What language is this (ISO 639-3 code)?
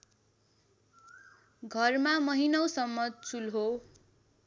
nep